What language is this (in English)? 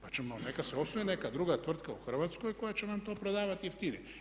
Croatian